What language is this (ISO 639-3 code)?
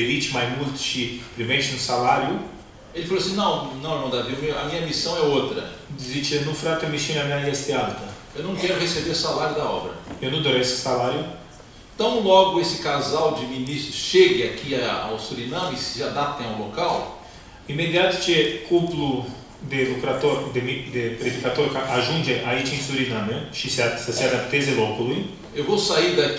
por